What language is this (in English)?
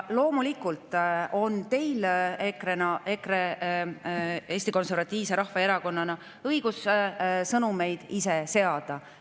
Estonian